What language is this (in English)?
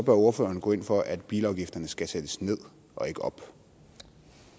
Danish